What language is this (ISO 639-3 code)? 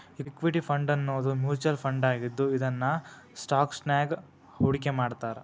kan